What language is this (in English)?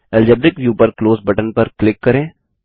Hindi